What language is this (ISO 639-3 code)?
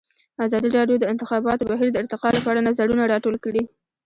pus